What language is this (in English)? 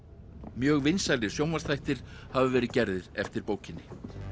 Icelandic